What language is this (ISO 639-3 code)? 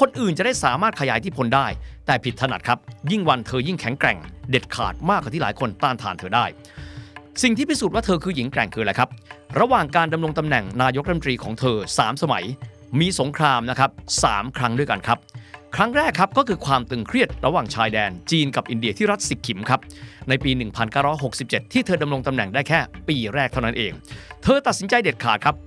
tha